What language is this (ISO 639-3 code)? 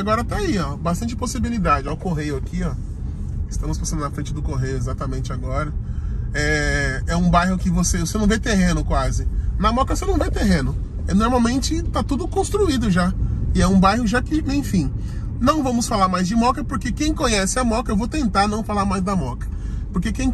por